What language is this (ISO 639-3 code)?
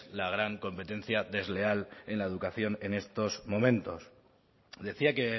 spa